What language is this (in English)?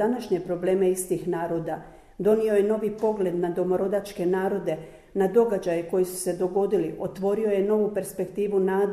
Croatian